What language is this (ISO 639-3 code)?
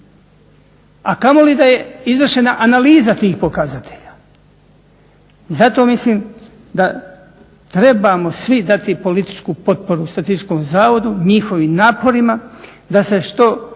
hrv